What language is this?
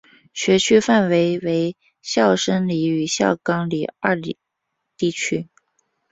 Chinese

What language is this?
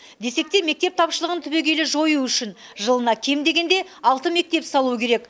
Kazakh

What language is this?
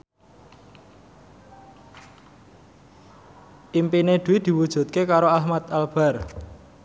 Javanese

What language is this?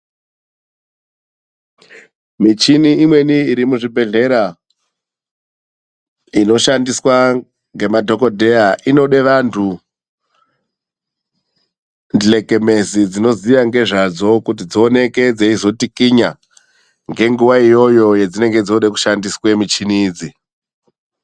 Ndau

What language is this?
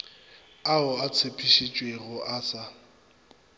Northern Sotho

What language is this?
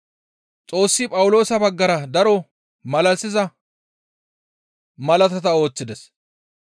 Gamo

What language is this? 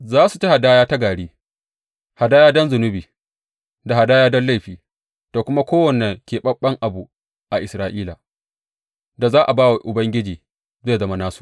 Hausa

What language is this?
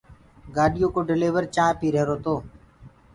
Gurgula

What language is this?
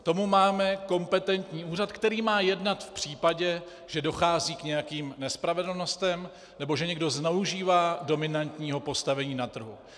Czech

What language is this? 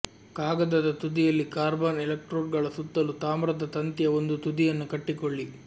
Kannada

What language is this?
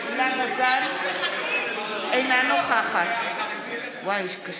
Hebrew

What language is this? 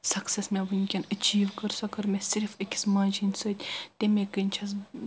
Kashmiri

